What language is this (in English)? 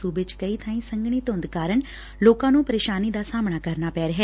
Punjabi